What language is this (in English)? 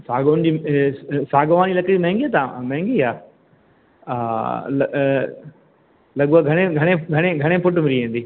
Sindhi